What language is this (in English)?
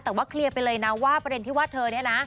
Thai